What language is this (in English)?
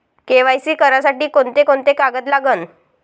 Marathi